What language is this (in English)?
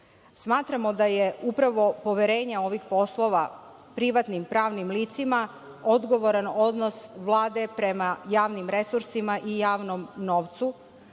Serbian